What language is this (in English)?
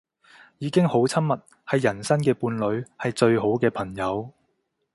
Cantonese